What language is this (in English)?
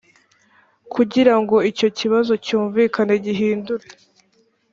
Kinyarwanda